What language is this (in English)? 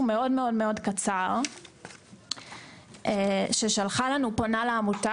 Hebrew